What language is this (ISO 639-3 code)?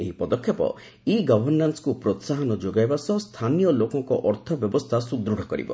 ori